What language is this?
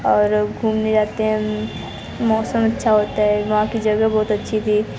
Hindi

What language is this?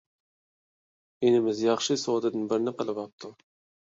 Uyghur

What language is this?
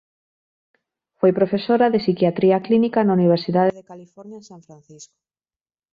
Galician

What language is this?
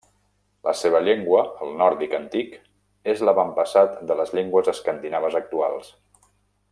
Catalan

